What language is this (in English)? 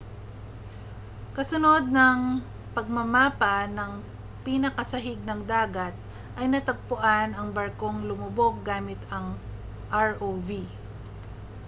Filipino